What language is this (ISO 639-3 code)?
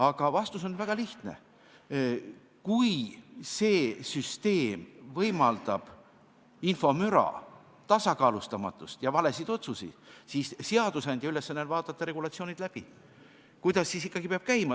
est